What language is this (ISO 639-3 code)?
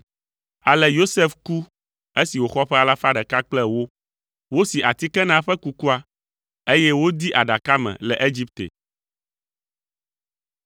ewe